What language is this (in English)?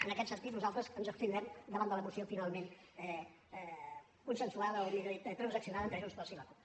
Catalan